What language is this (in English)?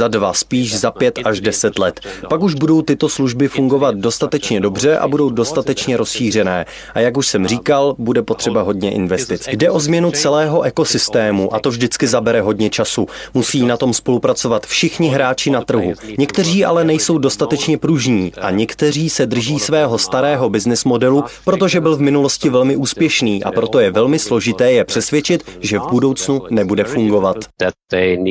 Czech